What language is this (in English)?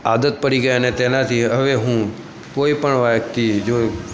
Gujarati